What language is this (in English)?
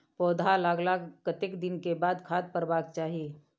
Maithili